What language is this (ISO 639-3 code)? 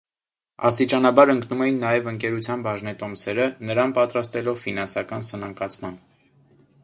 hye